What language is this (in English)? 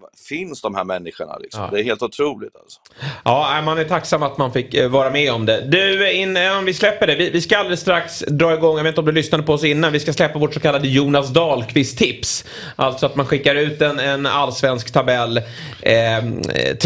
Swedish